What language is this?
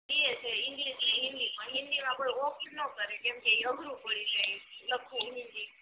Gujarati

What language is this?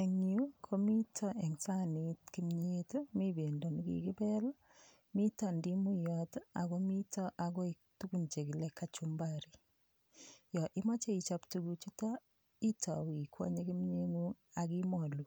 Kalenjin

